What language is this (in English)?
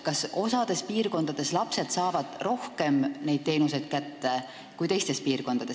Estonian